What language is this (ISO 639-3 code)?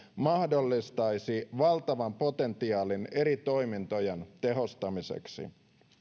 fin